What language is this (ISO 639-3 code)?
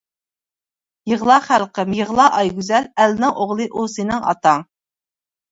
uig